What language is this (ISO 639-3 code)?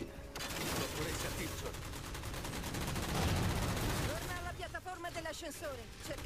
ita